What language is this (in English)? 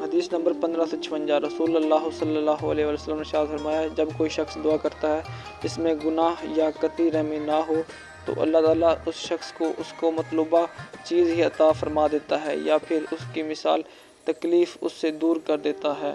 Urdu